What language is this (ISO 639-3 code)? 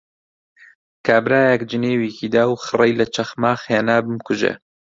ckb